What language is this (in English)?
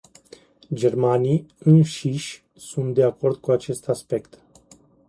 Romanian